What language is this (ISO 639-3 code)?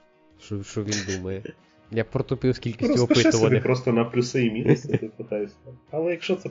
ukr